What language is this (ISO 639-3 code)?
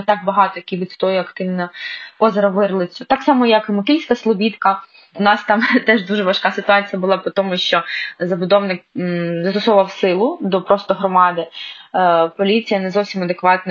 ukr